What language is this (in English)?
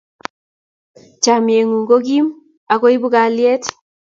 Kalenjin